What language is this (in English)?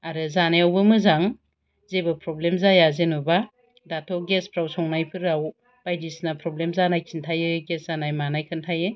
Bodo